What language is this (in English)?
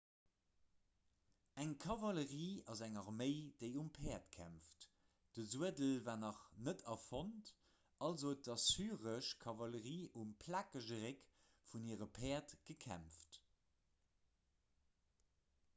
Luxembourgish